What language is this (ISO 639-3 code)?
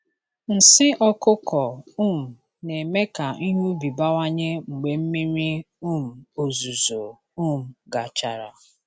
ibo